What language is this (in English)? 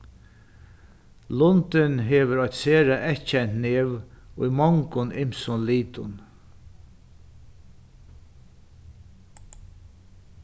Faroese